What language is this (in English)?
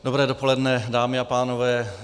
Czech